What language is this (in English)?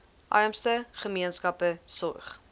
Afrikaans